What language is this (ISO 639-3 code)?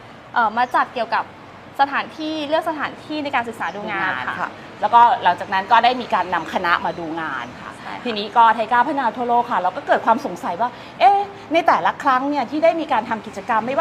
tha